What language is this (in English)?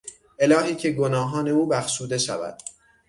Persian